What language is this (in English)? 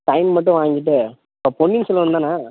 Tamil